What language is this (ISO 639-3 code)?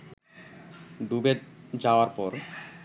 ben